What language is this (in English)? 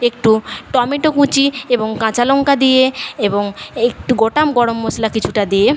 Bangla